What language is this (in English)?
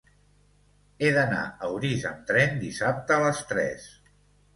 Catalan